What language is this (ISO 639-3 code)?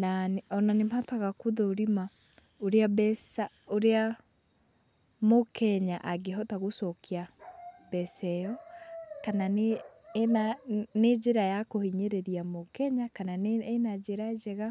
kik